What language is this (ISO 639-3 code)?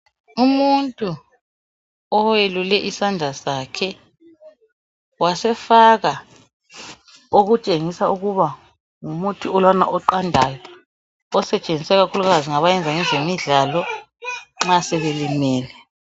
nde